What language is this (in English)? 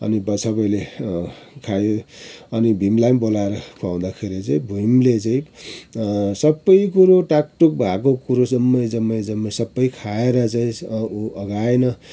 Nepali